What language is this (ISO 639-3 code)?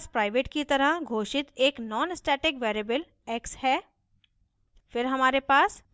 hin